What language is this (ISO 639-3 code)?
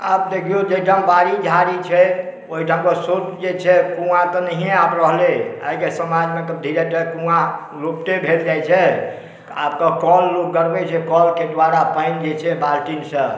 mai